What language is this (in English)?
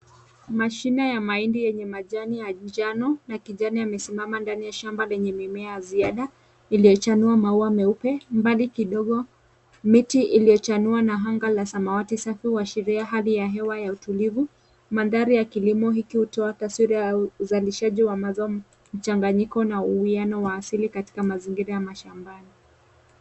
Swahili